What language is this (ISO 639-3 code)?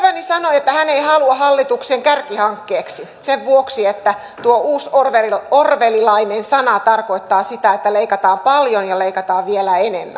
fin